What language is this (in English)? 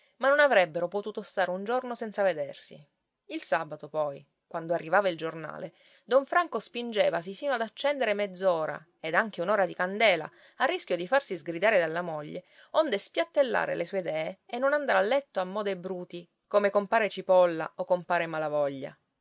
Italian